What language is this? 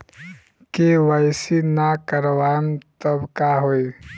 Bhojpuri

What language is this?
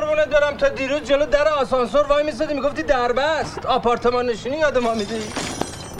Persian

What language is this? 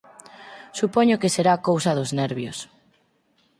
Galician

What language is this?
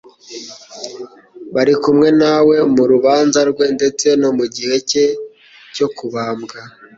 Kinyarwanda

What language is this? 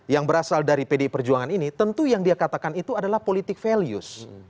Indonesian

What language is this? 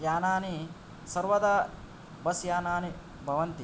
Sanskrit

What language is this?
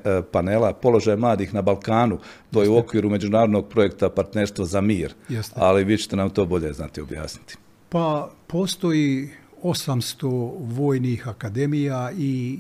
Croatian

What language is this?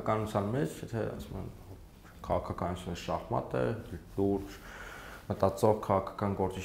Romanian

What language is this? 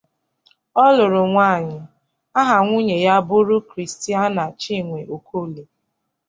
Igbo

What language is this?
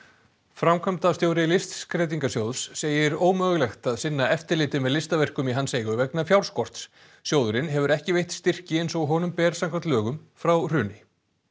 Icelandic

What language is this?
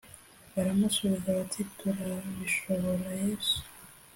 Kinyarwanda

